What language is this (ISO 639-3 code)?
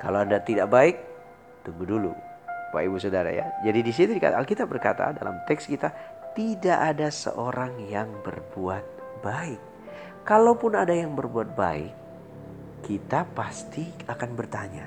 ind